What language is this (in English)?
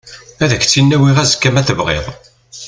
Kabyle